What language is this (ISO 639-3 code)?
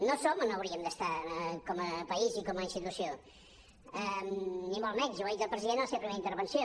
cat